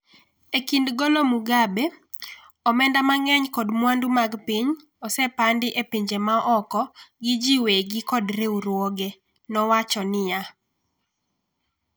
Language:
Luo (Kenya and Tanzania)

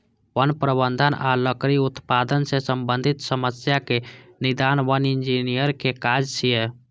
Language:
Maithili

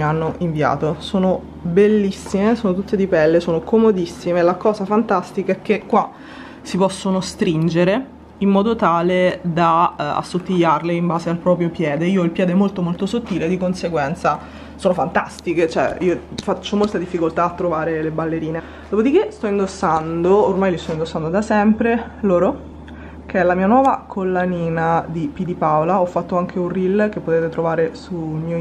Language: Italian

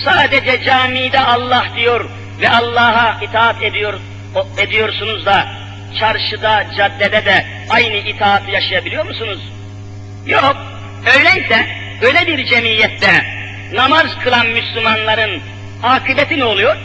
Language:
Turkish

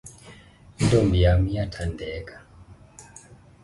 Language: Xhosa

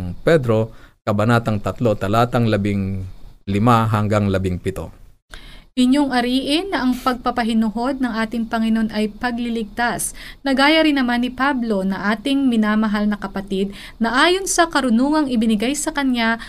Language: Filipino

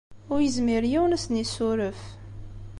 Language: Kabyle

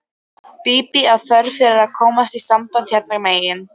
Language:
Icelandic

